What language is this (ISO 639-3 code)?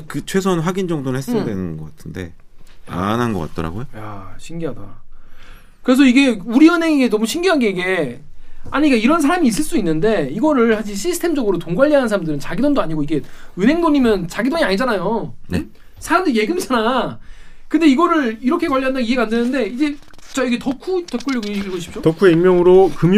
kor